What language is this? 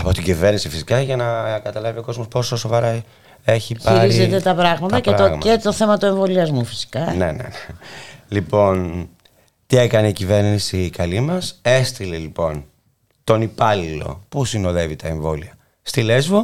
Greek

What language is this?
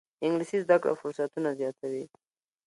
Pashto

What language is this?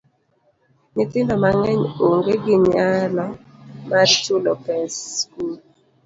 Luo (Kenya and Tanzania)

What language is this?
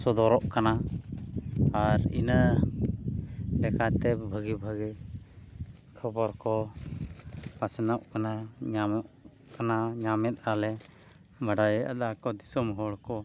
Santali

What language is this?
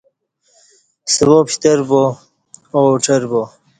Kati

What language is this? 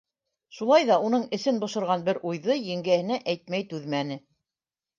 Bashkir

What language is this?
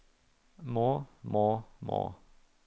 Norwegian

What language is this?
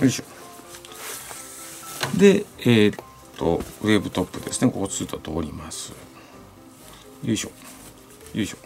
Japanese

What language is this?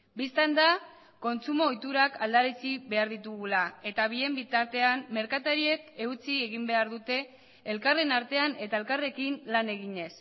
Basque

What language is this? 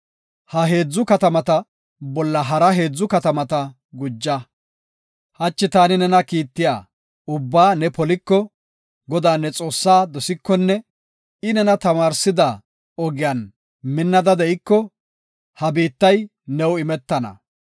Gofa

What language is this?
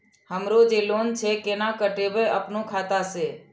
Maithili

